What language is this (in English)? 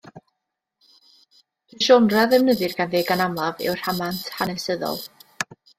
Welsh